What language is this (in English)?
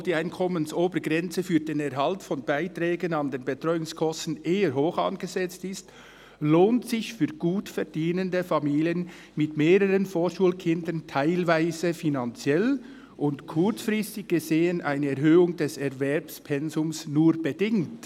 Swiss German